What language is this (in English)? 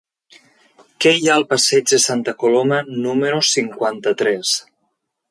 Catalan